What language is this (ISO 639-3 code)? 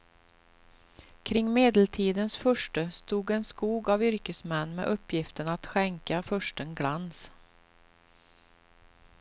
swe